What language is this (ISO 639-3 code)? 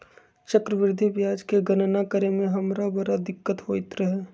mag